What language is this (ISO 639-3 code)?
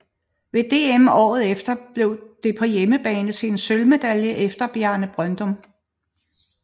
dan